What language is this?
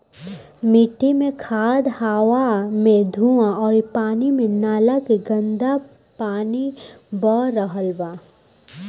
Bhojpuri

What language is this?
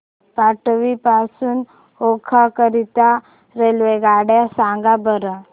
Marathi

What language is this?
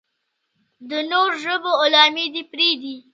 Pashto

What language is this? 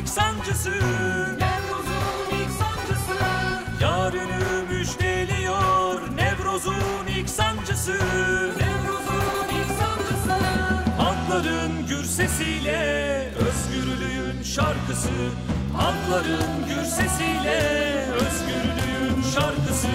Turkish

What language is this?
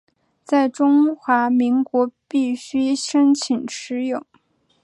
Chinese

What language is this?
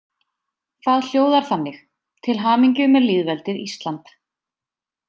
Icelandic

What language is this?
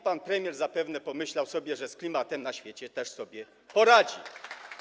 Polish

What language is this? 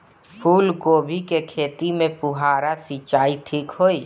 Bhojpuri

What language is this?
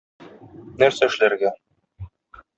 Tatar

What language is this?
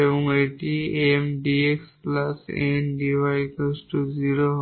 Bangla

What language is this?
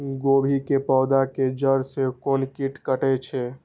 Maithili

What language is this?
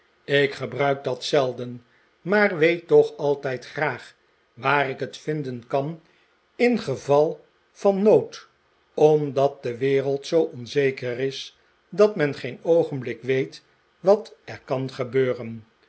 Dutch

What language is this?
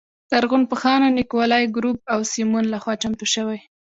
Pashto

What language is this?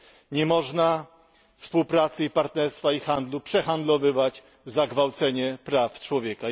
Polish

